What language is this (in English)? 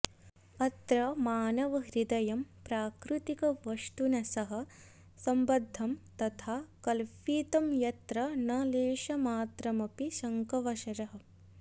Sanskrit